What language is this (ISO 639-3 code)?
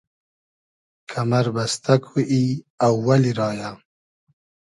haz